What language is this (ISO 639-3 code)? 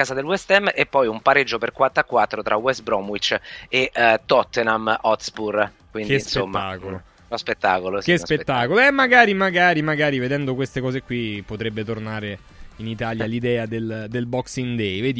ita